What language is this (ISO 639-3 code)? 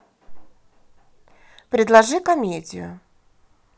rus